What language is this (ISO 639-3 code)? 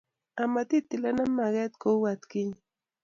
kln